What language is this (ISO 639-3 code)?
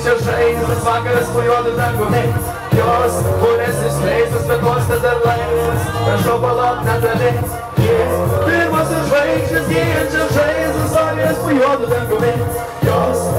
ron